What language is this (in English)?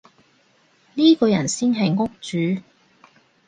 Cantonese